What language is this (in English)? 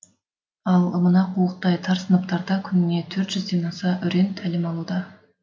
Kazakh